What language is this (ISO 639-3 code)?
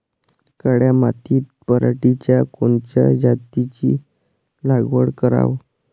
mar